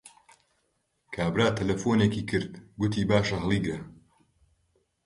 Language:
Central Kurdish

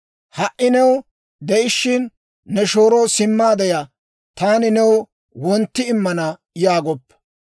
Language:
Dawro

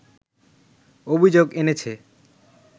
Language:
Bangla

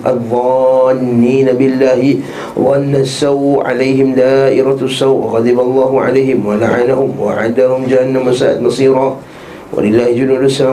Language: Malay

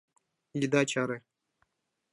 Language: Mari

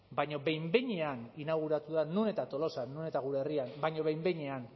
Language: Basque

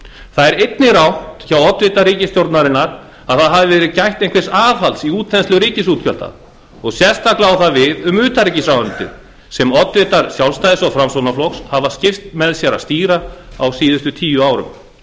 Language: Icelandic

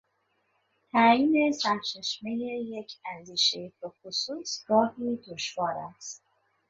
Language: Persian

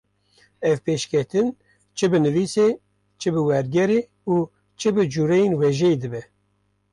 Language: Kurdish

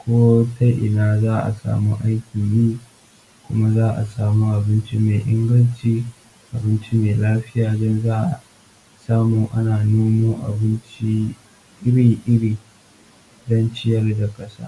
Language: Hausa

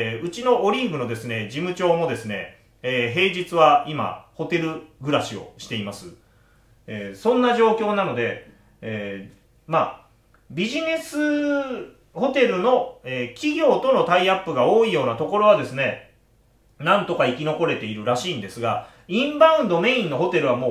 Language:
Japanese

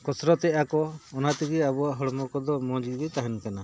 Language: Santali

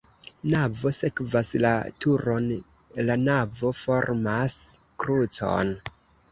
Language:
Esperanto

